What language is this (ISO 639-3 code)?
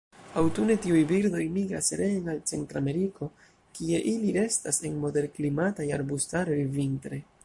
epo